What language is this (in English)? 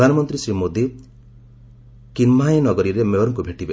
Odia